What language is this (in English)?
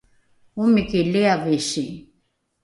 Rukai